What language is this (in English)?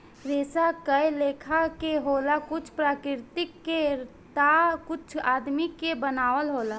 Bhojpuri